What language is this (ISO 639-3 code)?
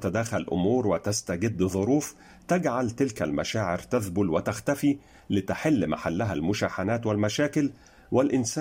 ara